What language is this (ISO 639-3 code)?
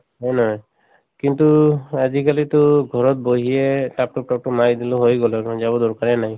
asm